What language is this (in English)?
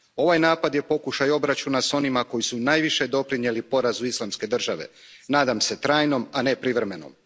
Croatian